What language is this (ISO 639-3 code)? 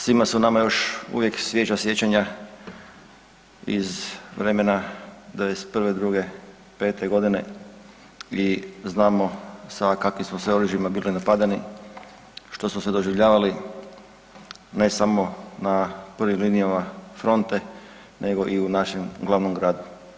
hrv